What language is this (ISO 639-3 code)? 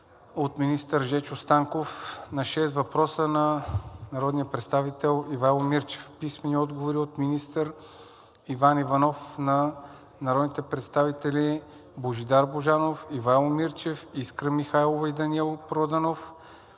bul